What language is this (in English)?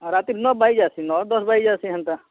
Odia